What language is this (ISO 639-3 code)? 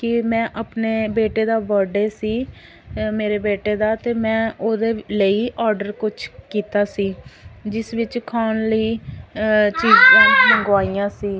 pan